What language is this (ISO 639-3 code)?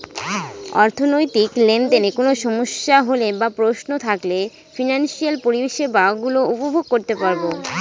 ben